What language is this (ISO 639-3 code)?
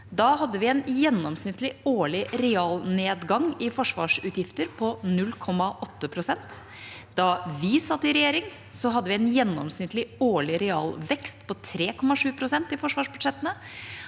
nor